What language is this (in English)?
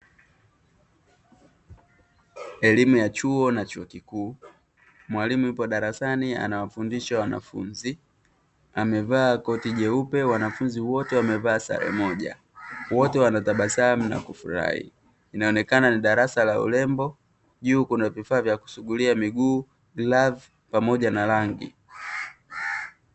Swahili